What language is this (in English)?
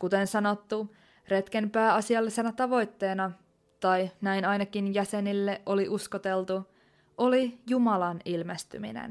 Finnish